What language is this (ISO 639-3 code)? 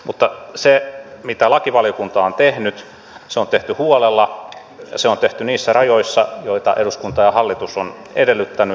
fin